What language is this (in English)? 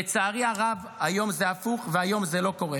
Hebrew